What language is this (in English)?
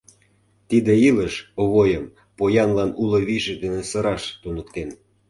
Mari